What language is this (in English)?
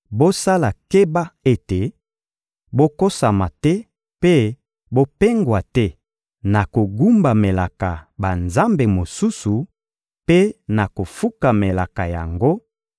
Lingala